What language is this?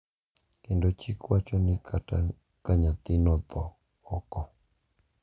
Luo (Kenya and Tanzania)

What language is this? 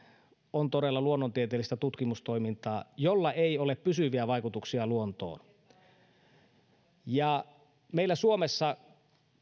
Finnish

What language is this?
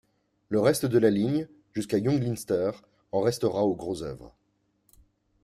French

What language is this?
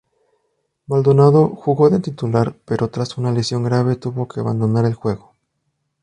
Spanish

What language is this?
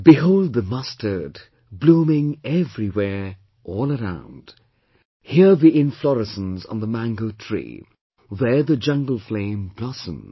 English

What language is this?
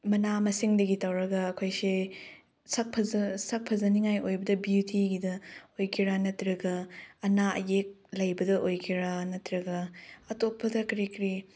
Manipuri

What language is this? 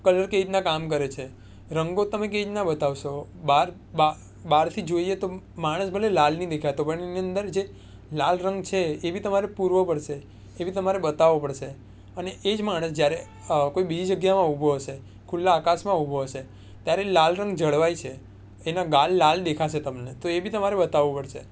Gujarati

